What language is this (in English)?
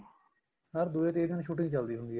Punjabi